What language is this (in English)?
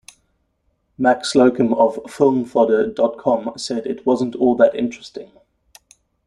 English